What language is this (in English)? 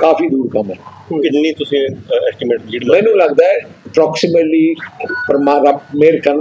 Punjabi